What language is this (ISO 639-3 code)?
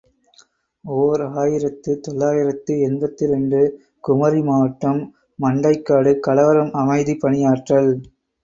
tam